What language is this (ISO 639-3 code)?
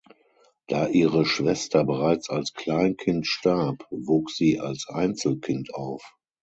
deu